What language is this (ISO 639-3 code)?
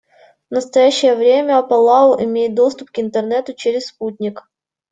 rus